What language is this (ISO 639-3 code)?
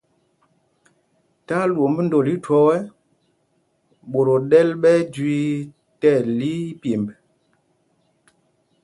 mgg